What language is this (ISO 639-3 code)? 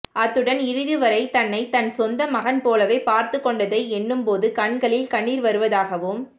tam